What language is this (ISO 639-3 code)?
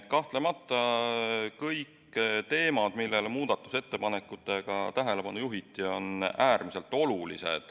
est